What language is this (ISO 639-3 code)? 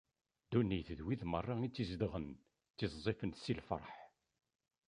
kab